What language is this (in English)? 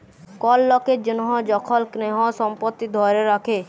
Bangla